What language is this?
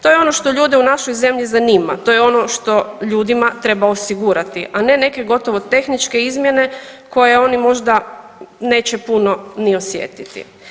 Croatian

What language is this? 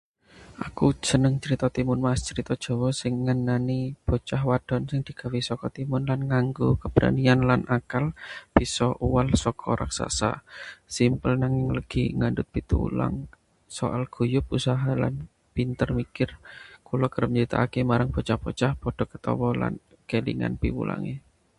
Javanese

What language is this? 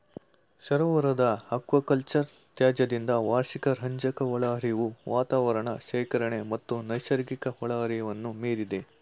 Kannada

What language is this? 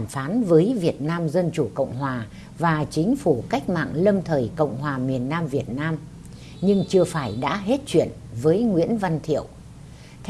Vietnamese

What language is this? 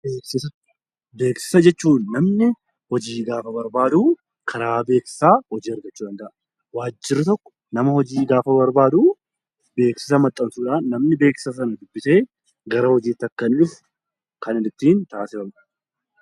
Oromo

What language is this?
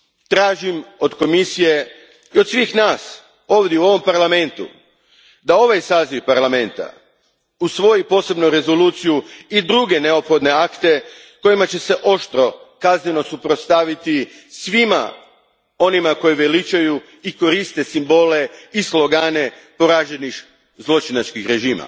Croatian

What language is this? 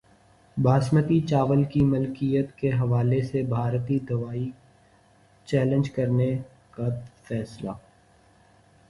Urdu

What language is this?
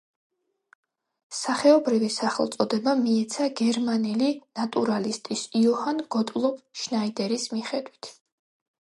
Georgian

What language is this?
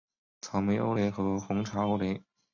Chinese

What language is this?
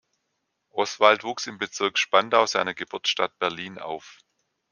German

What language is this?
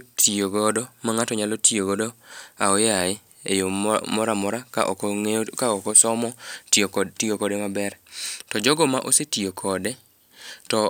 Luo (Kenya and Tanzania)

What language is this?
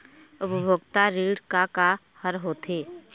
Chhattisgarhi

